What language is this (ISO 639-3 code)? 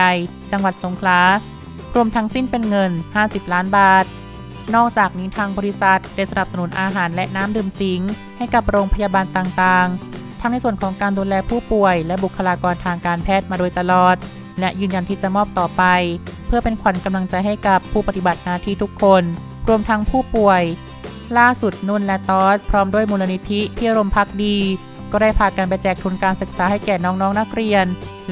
tha